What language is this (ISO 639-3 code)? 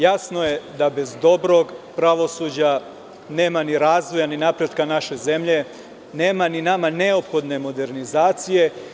srp